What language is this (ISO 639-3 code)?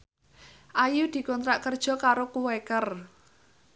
jav